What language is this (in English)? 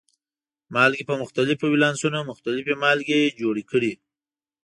Pashto